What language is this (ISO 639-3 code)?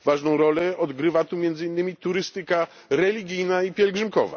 pol